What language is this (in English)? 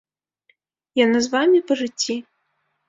Belarusian